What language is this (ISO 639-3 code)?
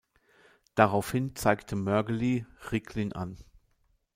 deu